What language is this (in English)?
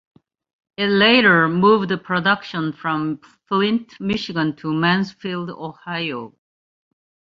English